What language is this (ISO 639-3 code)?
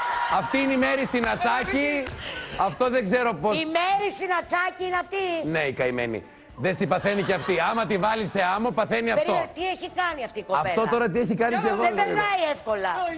ell